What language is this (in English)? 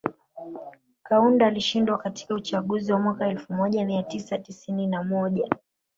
Swahili